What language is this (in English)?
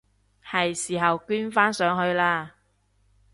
Cantonese